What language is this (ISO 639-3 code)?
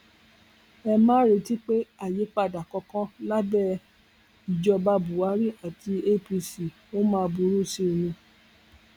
yor